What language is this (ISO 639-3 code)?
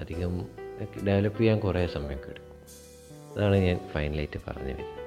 mal